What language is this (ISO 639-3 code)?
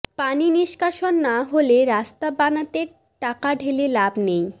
ben